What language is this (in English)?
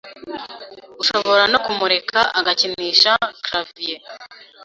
Kinyarwanda